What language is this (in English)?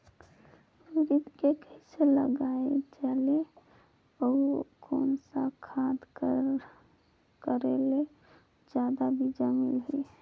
Chhattisgarhi